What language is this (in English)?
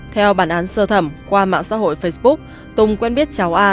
Vietnamese